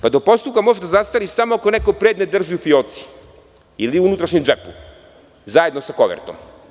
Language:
Serbian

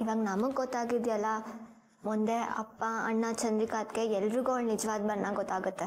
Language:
Kannada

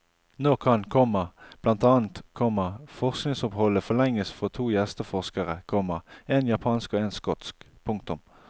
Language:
Norwegian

